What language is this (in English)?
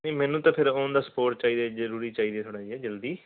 Punjabi